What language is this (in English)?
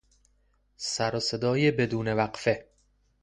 Persian